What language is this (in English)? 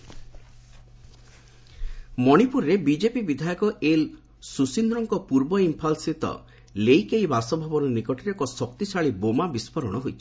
Odia